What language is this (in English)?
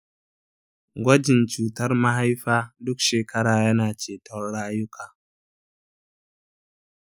Hausa